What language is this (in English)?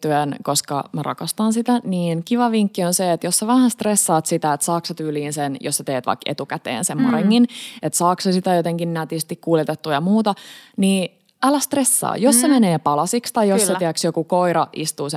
Finnish